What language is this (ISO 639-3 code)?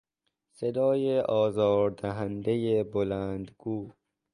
fas